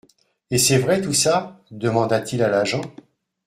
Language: French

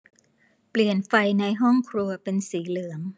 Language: Thai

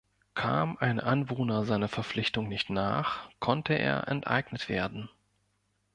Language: German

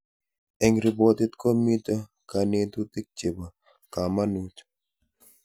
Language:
Kalenjin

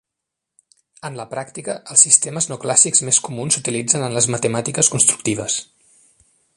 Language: Catalan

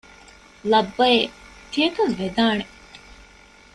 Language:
Divehi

